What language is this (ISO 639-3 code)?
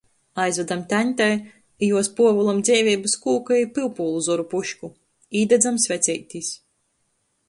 ltg